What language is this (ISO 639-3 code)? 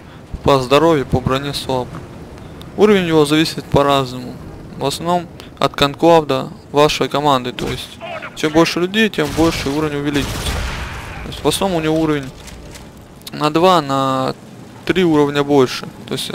rus